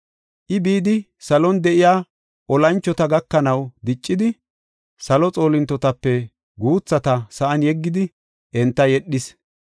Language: Gofa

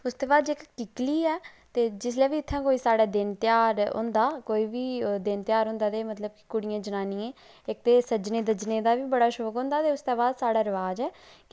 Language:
Dogri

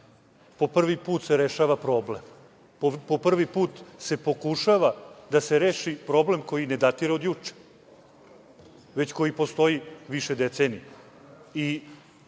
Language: Serbian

